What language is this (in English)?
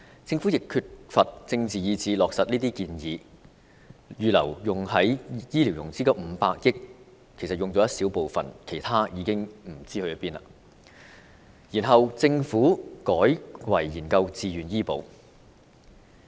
Cantonese